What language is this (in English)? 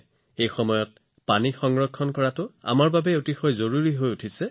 Assamese